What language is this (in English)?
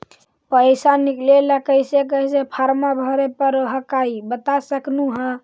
Magahi